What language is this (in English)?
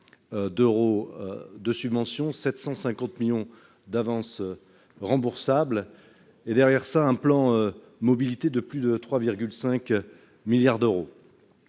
French